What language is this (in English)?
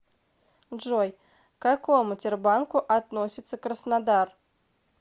Russian